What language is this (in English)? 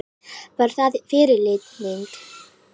Icelandic